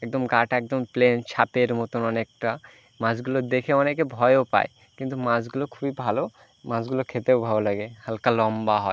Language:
Bangla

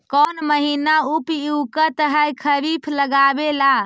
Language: Magahi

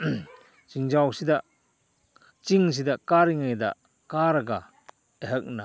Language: Manipuri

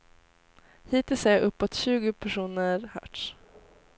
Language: Swedish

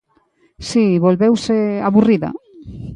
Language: Galician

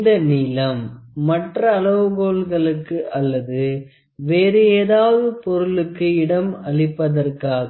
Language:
Tamil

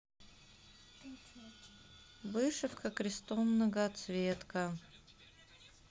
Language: Russian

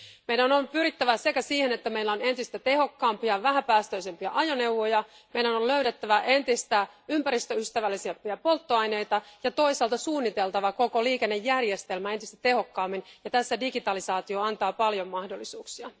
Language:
Finnish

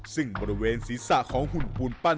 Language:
Thai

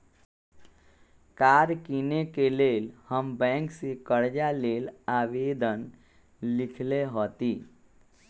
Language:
Magahi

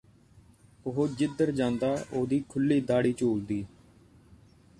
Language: Punjabi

